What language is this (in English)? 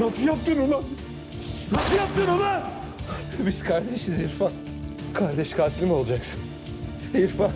Turkish